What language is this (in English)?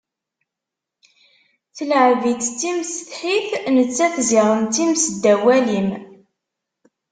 Kabyle